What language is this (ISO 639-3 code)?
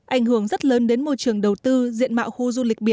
vie